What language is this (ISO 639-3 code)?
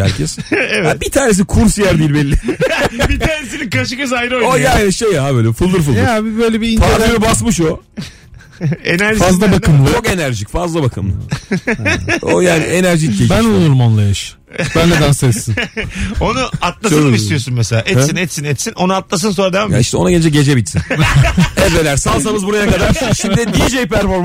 tur